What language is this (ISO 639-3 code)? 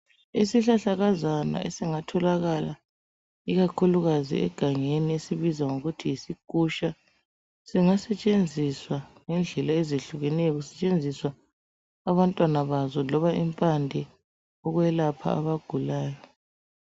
nde